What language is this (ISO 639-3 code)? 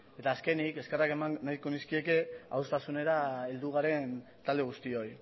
eus